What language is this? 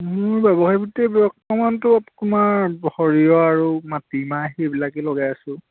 Assamese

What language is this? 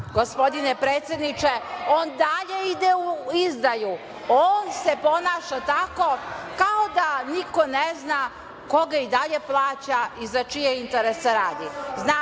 Serbian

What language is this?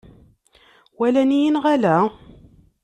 Kabyle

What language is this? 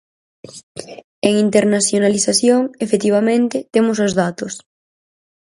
Galician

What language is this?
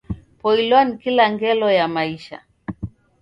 Taita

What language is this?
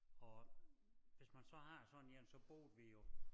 Danish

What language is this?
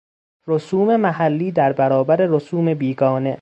Persian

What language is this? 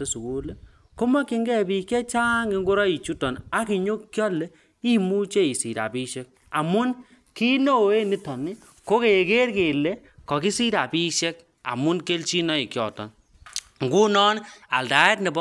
Kalenjin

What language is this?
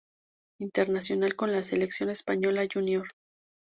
Spanish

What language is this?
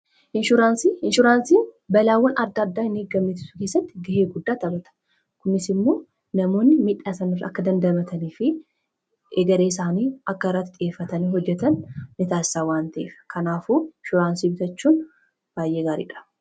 Oromo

